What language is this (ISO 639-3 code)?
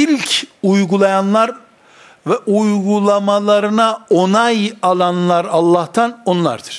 tur